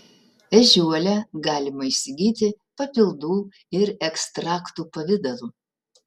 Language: Lithuanian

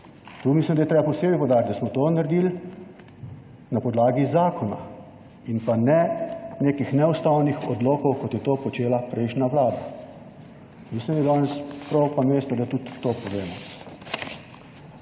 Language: Slovenian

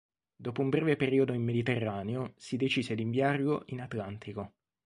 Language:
Italian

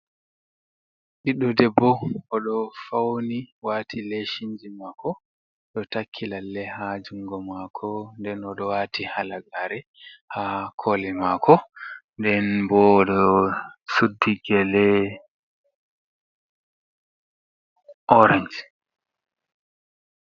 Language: Fula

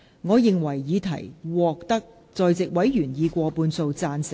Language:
Cantonese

